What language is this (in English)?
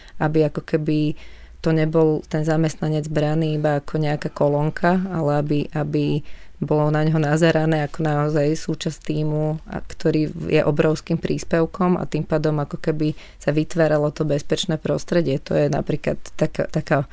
Slovak